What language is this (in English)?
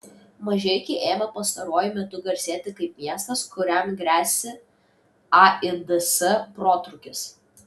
Lithuanian